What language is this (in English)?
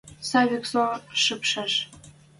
Western Mari